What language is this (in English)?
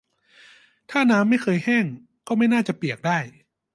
Thai